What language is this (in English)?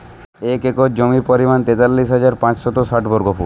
Bangla